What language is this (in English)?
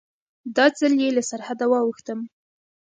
Pashto